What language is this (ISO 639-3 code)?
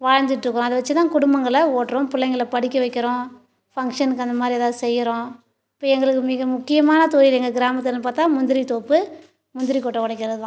tam